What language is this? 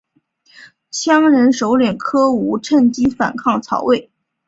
Chinese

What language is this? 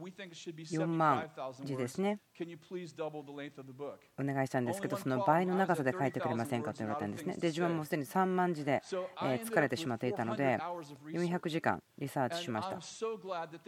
Japanese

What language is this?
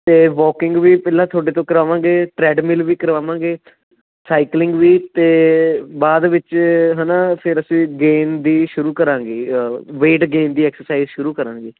Punjabi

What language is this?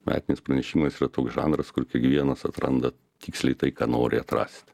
Lithuanian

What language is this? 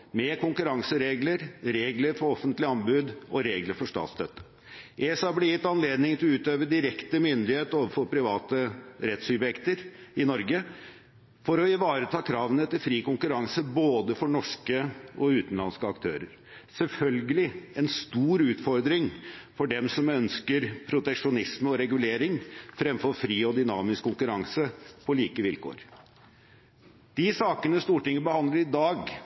Norwegian Bokmål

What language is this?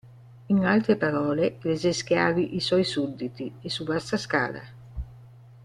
Italian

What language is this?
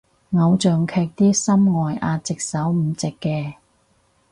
Cantonese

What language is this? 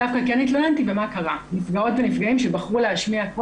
Hebrew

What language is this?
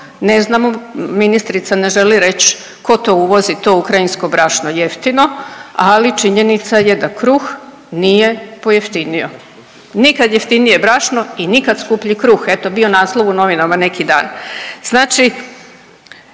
Croatian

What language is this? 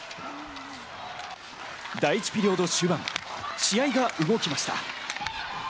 Japanese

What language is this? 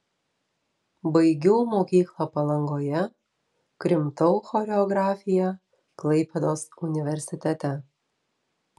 Lithuanian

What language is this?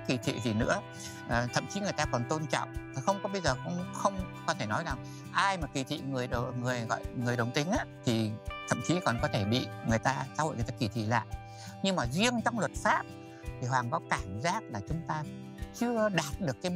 Vietnamese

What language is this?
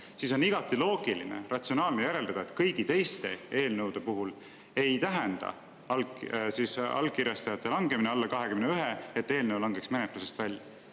Estonian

